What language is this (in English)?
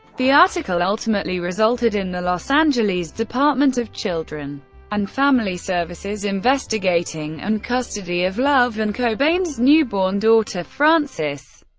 English